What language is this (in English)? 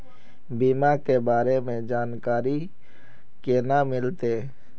Magahi